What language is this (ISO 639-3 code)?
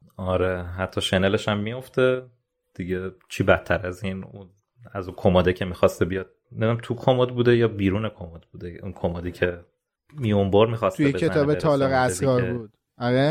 fas